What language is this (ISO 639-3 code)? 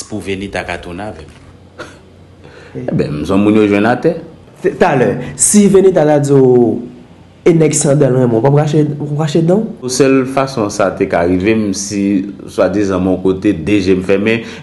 fra